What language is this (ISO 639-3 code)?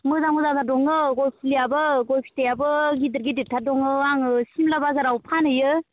brx